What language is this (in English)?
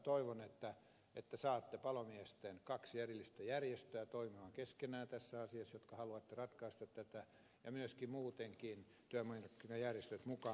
Finnish